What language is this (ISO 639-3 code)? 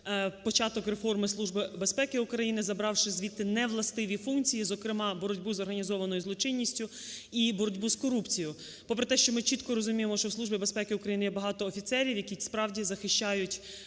ukr